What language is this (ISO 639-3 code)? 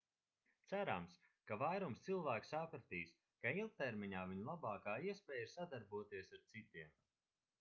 lav